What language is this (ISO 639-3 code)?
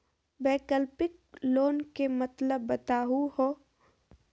mag